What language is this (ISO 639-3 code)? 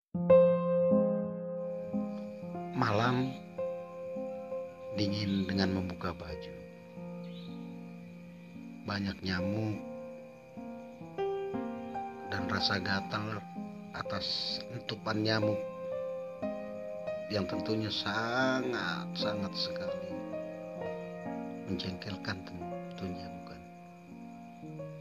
ind